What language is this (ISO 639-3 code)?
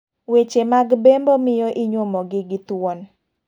luo